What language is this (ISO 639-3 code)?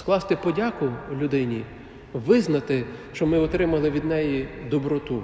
ukr